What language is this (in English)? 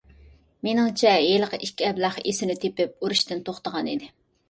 Uyghur